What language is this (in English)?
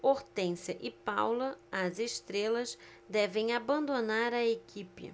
Portuguese